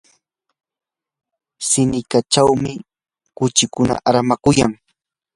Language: Yanahuanca Pasco Quechua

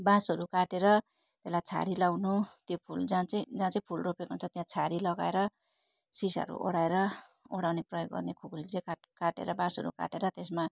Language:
Nepali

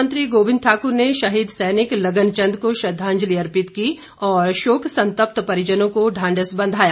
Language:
Hindi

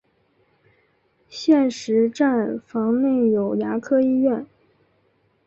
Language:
Chinese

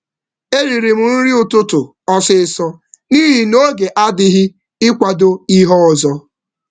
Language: Igbo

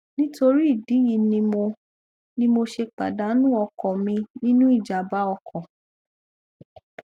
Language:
Yoruba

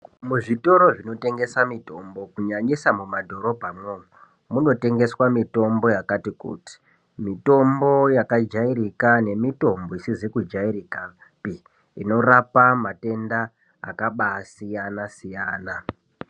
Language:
Ndau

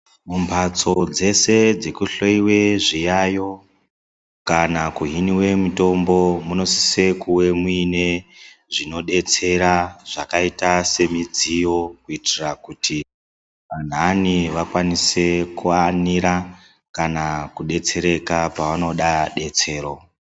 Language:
Ndau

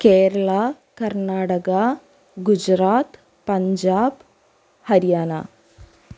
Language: Malayalam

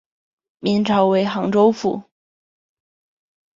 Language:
Chinese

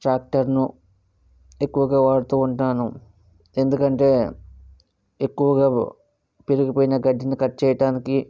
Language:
Telugu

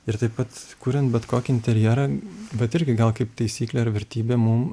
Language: Lithuanian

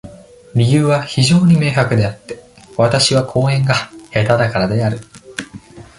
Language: Japanese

